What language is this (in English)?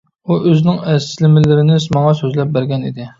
Uyghur